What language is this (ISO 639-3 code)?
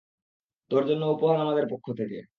ben